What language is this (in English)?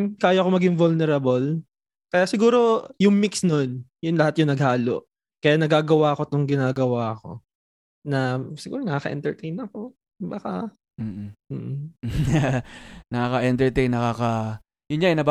Filipino